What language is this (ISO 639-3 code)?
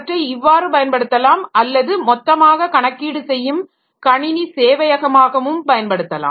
tam